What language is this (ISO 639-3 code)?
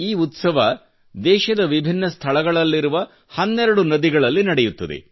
kan